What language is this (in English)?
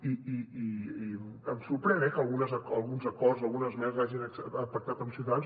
Catalan